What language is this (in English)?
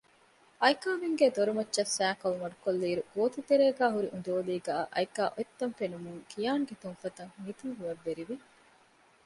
Divehi